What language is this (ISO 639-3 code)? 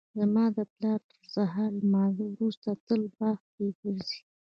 pus